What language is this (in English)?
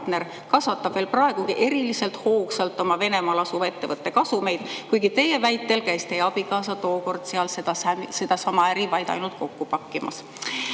Estonian